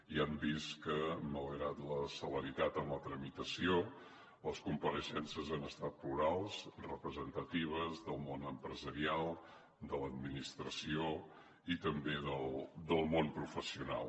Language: Catalan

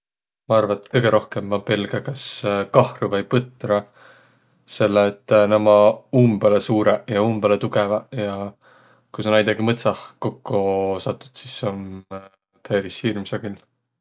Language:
Võro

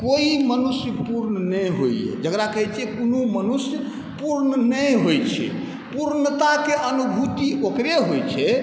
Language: Maithili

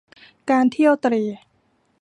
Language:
Thai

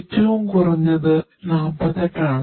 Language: Malayalam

